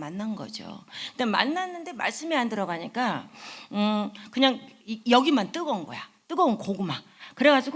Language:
Korean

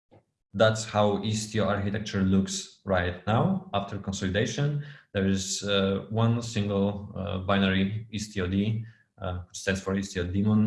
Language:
English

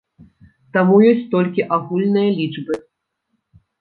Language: Belarusian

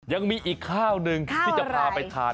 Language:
Thai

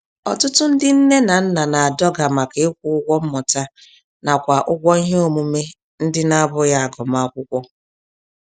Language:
Igbo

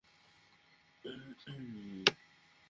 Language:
Bangla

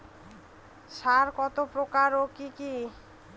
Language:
Bangla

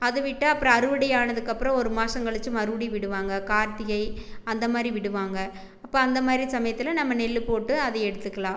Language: Tamil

